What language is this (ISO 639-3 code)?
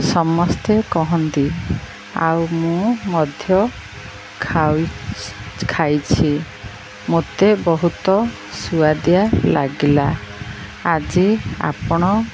ori